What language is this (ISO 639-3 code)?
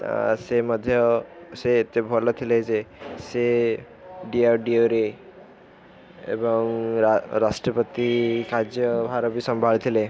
ori